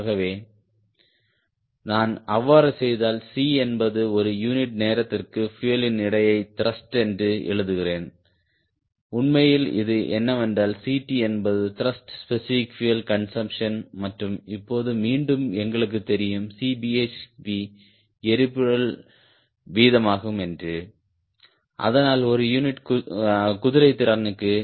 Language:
Tamil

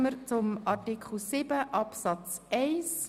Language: Swiss German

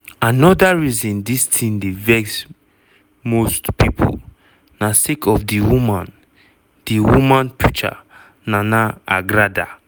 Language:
Nigerian Pidgin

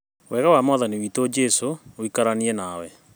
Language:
Kikuyu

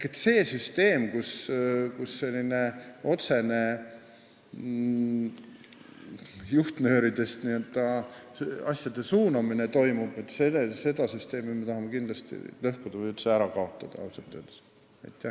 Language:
Estonian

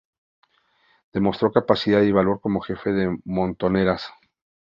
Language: Spanish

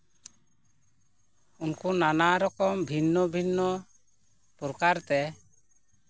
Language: Santali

